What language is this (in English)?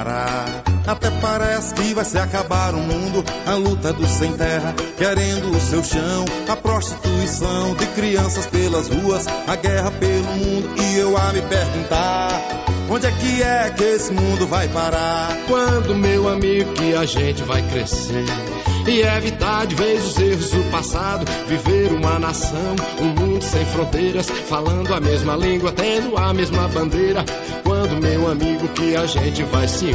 Portuguese